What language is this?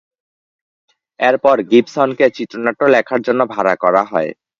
Bangla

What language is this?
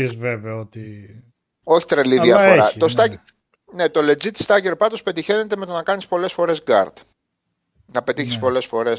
Greek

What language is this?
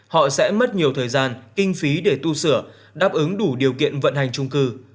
Vietnamese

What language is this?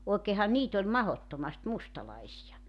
Finnish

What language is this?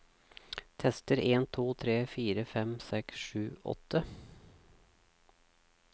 Norwegian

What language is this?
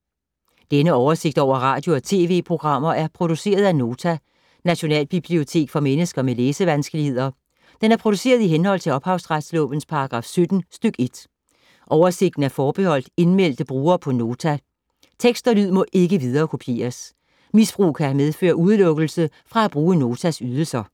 Danish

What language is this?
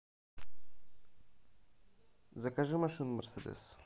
Russian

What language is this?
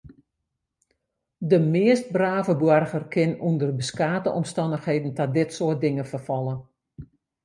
Western Frisian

